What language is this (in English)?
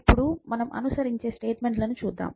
Telugu